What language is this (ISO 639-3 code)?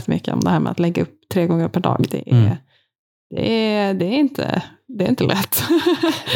swe